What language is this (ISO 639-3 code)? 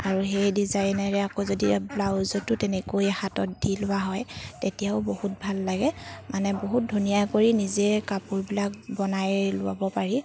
asm